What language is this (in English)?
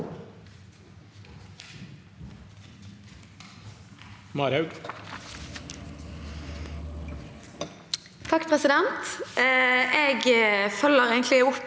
Norwegian